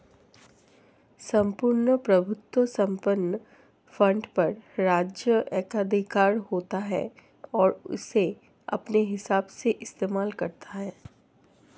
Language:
Hindi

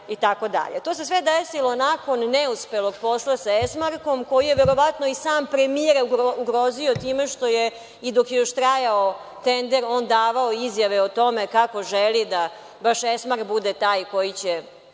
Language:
Serbian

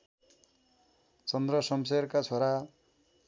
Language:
Nepali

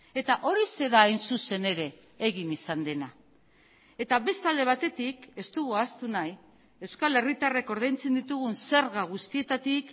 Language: Basque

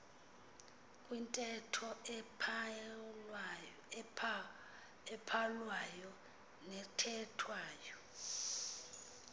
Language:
Xhosa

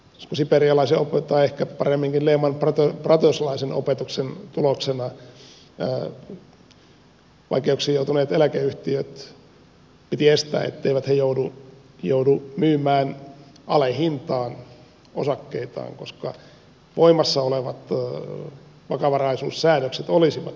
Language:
Finnish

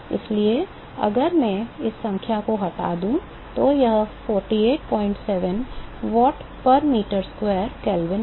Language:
Hindi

